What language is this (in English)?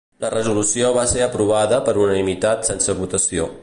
Catalan